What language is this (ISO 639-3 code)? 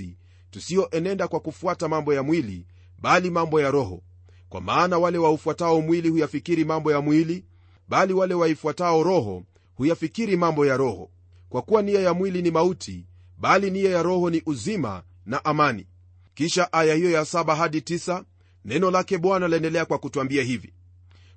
swa